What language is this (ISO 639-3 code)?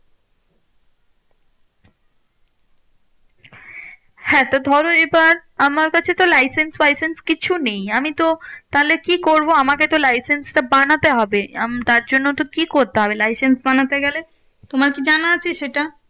ben